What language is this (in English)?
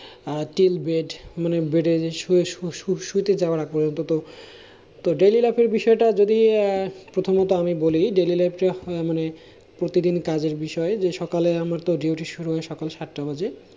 Bangla